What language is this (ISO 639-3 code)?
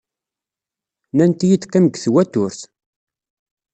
kab